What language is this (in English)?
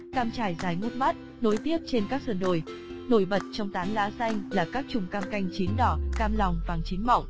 Vietnamese